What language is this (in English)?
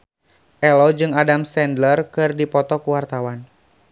Sundanese